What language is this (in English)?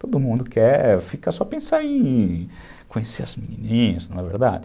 Portuguese